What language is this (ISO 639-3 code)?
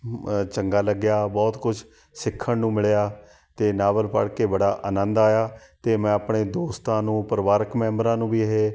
pan